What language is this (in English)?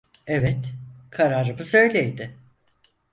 Turkish